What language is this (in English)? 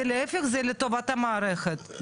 Hebrew